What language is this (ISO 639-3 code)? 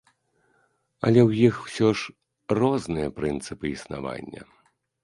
bel